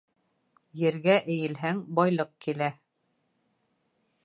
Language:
Bashkir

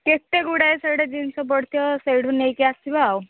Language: Odia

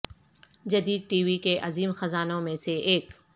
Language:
Urdu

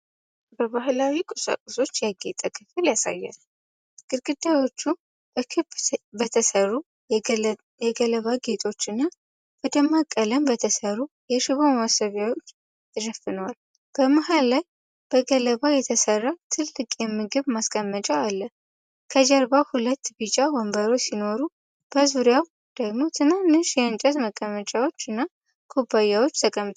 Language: Amharic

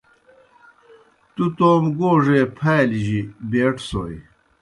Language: Kohistani Shina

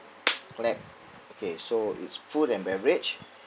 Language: English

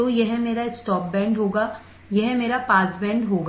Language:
Hindi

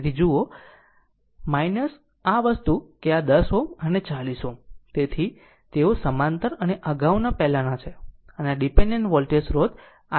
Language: Gujarati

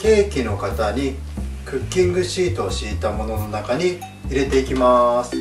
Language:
Japanese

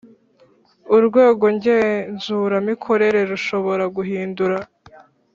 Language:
Kinyarwanda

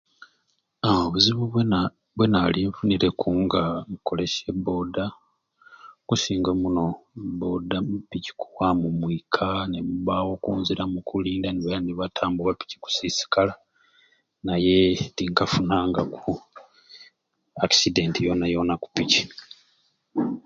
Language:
Ruuli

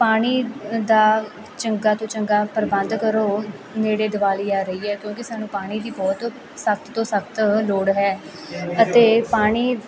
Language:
Punjabi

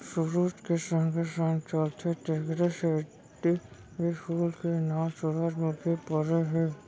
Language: Chhattisgarhi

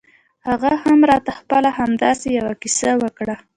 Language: Pashto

